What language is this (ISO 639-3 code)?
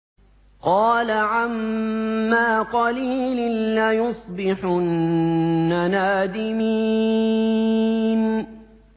ara